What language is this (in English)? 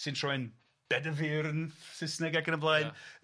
Welsh